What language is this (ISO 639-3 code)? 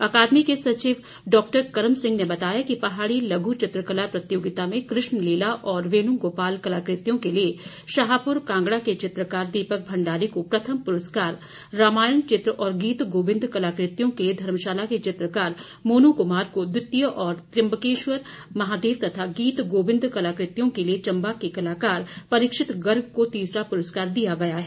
hin